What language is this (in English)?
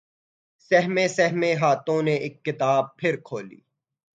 Urdu